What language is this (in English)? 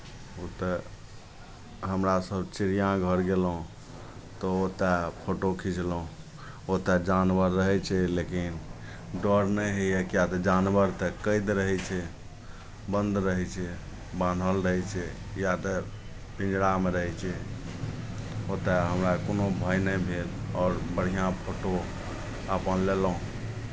Maithili